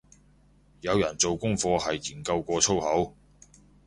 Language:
Cantonese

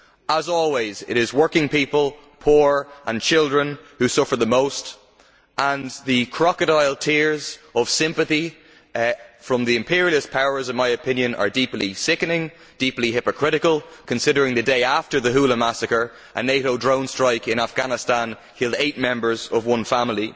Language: English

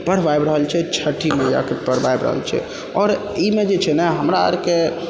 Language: Maithili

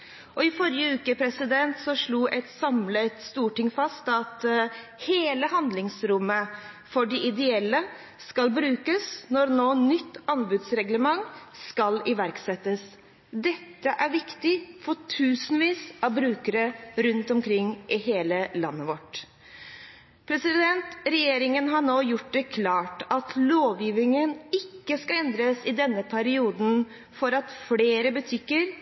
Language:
Norwegian Bokmål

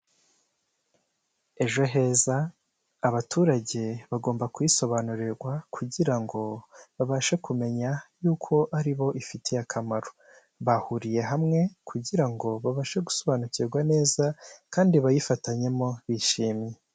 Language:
Kinyarwanda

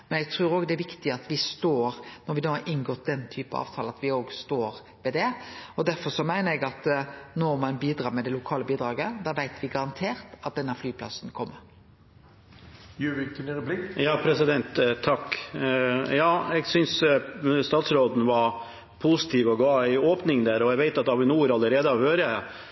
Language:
Norwegian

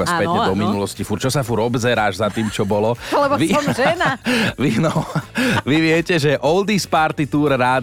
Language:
Slovak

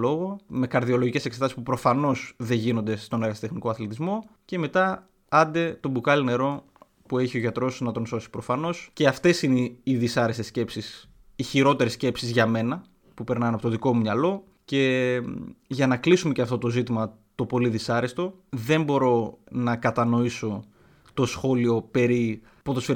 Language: Greek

